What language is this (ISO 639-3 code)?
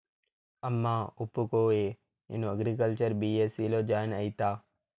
tel